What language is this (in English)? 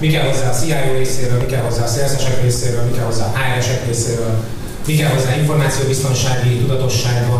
Hungarian